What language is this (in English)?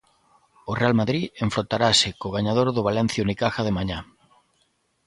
Galician